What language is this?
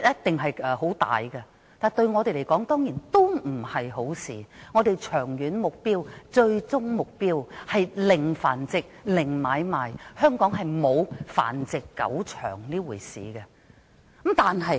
Cantonese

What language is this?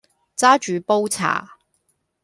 Cantonese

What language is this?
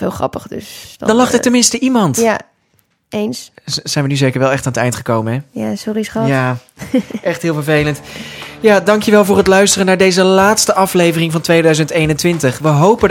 Dutch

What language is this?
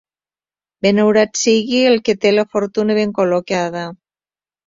Catalan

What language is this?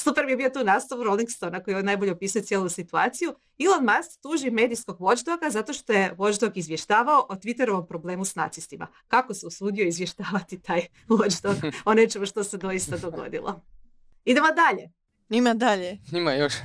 Croatian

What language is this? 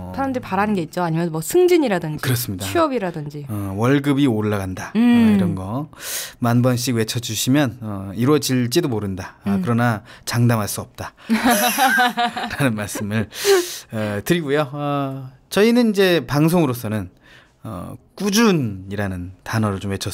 Korean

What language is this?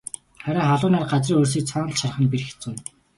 Mongolian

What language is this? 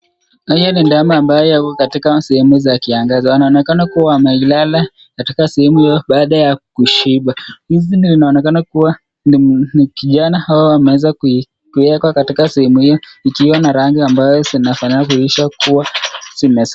Swahili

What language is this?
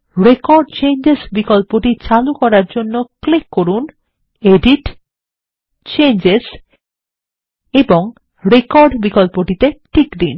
Bangla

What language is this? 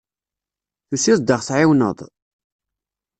Kabyle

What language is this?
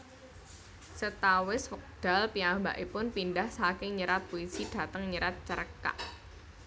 Javanese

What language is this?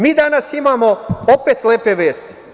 Serbian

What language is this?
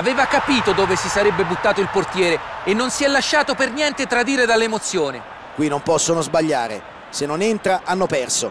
Italian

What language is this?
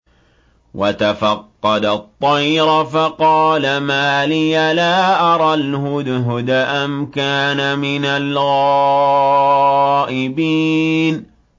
Arabic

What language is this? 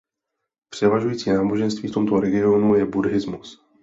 Czech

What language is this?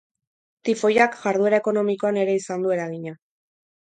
Basque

